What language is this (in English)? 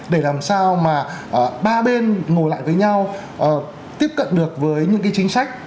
Vietnamese